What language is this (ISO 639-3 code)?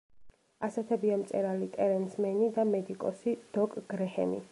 kat